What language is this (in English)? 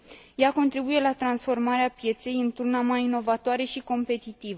Romanian